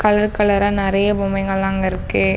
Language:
Tamil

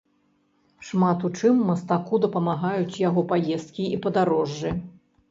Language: Belarusian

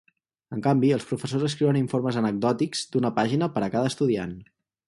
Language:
Catalan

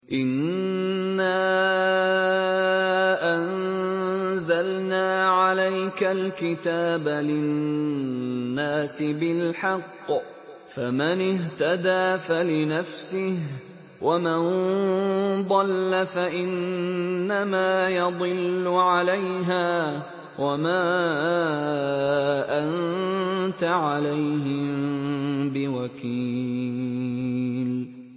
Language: Arabic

